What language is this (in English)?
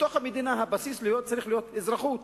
Hebrew